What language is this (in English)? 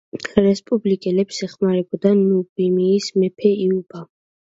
Georgian